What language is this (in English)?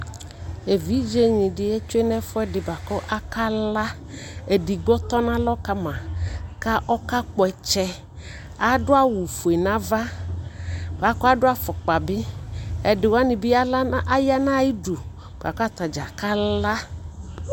Ikposo